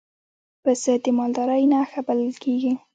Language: Pashto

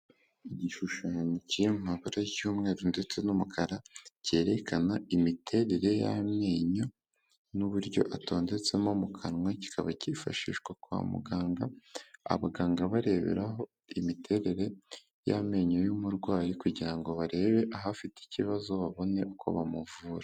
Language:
Kinyarwanda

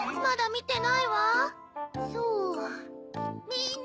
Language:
Japanese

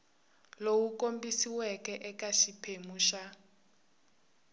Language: Tsonga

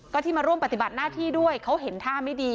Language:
Thai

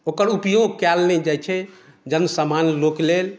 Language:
Maithili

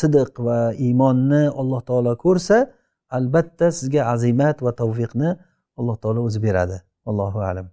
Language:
Turkish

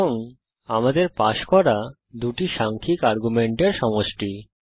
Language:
Bangla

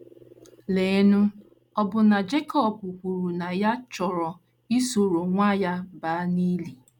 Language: Igbo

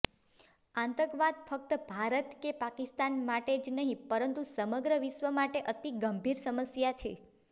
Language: Gujarati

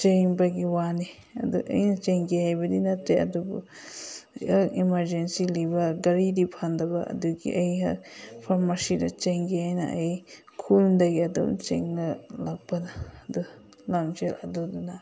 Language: Manipuri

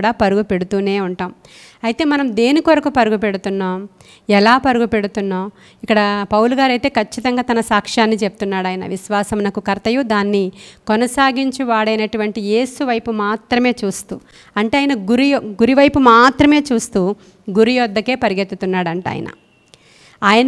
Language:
Telugu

